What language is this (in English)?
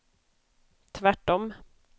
Swedish